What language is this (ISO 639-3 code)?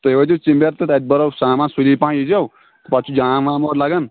kas